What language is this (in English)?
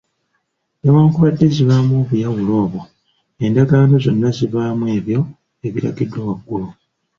Ganda